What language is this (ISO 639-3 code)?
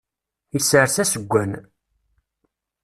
kab